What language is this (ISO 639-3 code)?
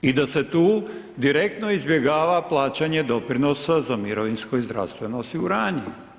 hrv